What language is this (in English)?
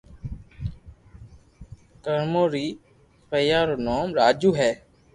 Loarki